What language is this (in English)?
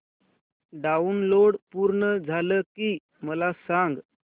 Marathi